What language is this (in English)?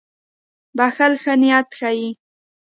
Pashto